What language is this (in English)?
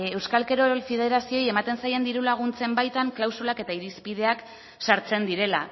Basque